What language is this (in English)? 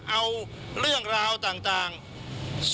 Thai